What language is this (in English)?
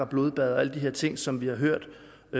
Danish